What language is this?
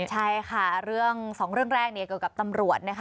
Thai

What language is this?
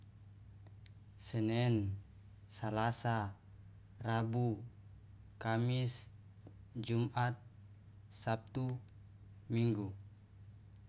Loloda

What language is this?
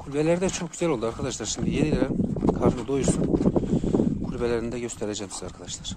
Turkish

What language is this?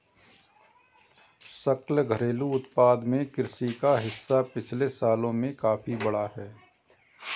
Hindi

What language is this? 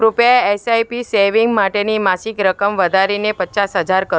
Gujarati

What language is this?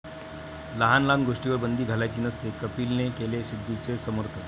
Marathi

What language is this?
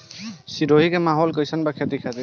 Bhojpuri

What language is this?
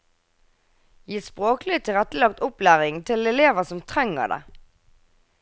Norwegian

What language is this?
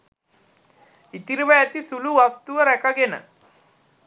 Sinhala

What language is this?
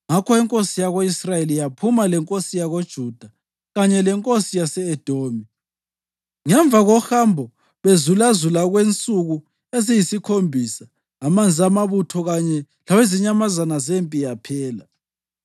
North Ndebele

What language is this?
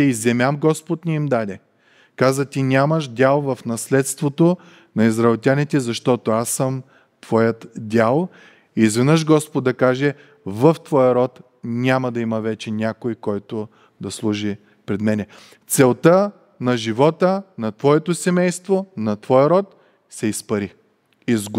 Bulgarian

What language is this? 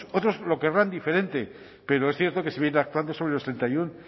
Spanish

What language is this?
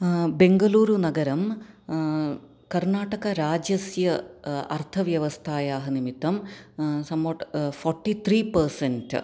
Sanskrit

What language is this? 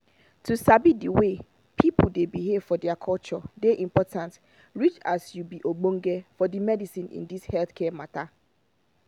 Nigerian Pidgin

